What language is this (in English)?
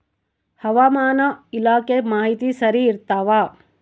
Kannada